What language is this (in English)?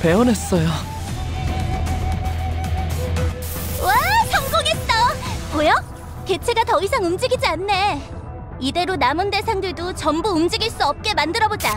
Korean